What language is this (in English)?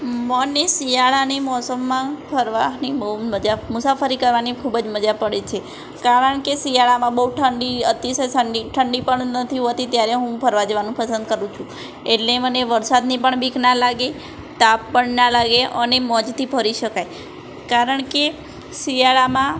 Gujarati